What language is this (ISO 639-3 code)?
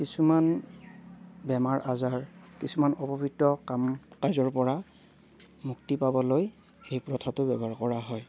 asm